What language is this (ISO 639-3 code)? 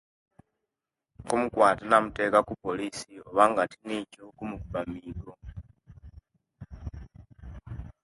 lke